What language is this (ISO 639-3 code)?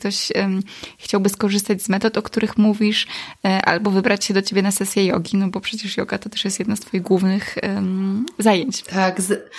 pol